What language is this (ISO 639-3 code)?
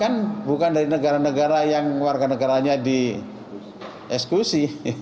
ind